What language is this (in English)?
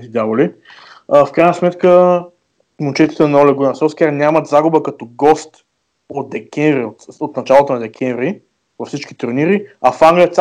Bulgarian